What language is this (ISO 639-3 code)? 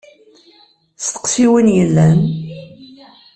kab